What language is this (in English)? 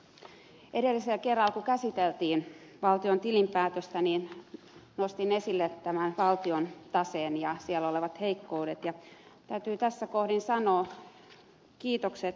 Finnish